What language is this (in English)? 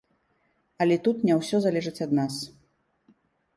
Belarusian